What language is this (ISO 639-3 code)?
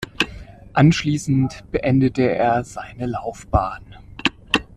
deu